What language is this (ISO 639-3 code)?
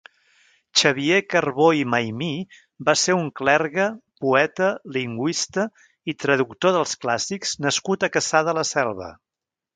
cat